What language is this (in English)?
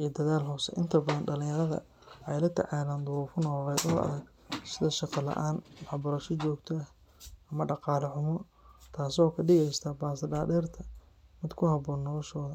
Somali